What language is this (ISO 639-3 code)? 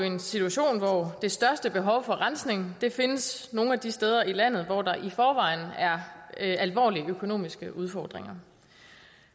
dan